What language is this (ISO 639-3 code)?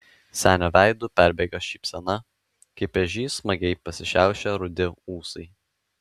lit